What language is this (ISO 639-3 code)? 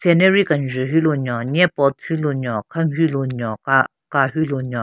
nre